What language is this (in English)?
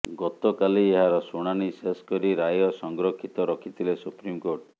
Odia